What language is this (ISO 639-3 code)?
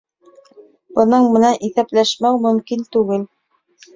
bak